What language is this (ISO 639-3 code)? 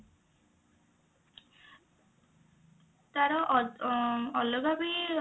ori